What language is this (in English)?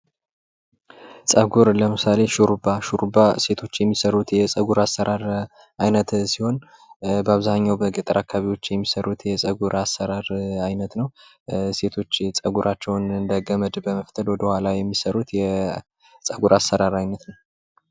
Amharic